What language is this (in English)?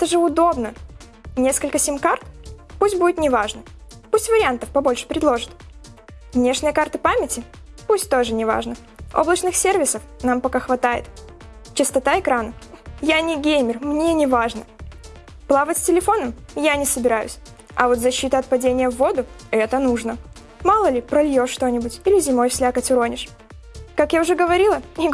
Russian